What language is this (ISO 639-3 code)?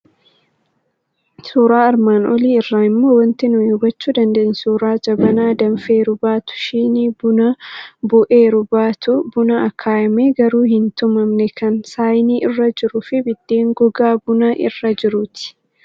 orm